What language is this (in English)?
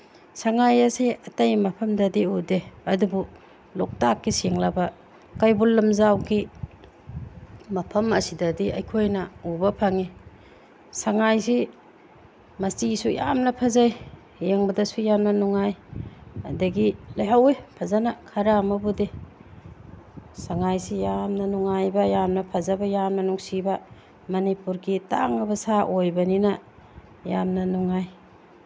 Manipuri